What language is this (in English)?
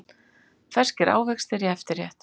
Icelandic